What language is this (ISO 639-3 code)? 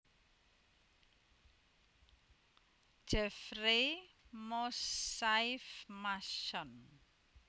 jav